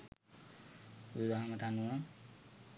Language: Sinhala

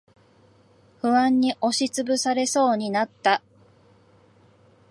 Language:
Japanese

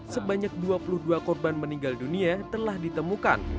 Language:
Indonesian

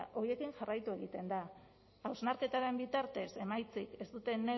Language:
Basque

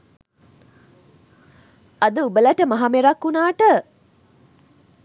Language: Sinhala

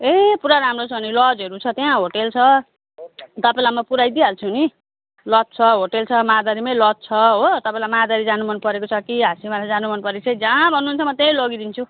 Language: Nepali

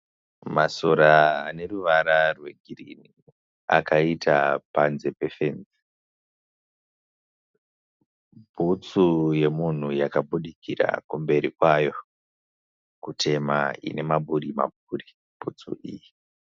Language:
Shona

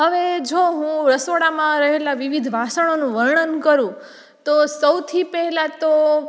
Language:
Gujarati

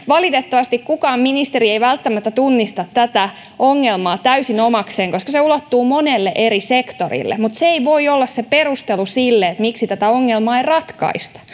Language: Finnish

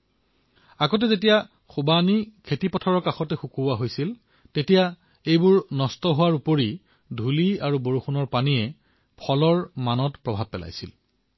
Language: Assamese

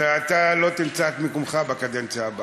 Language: Hebrew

